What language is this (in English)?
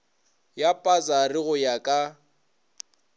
Northern Sotho